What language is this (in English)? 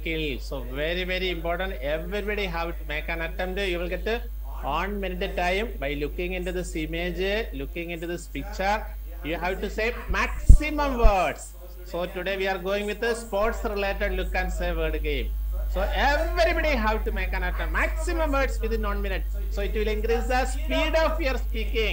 English